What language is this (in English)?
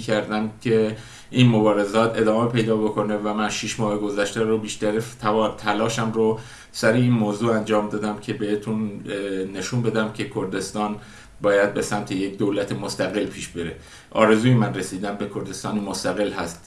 Persian